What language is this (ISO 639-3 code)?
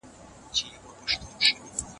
pus